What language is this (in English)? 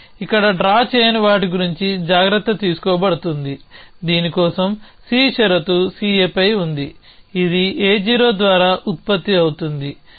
Telugu